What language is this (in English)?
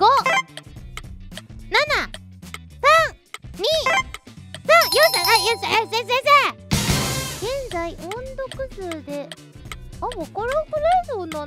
Japanese